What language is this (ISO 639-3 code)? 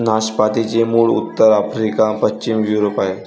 mar